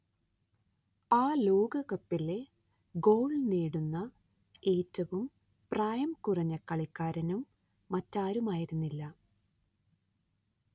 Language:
Malayalam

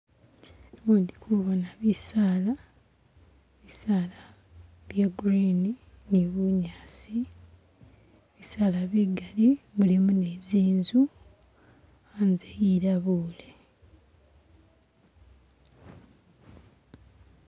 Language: Masaaba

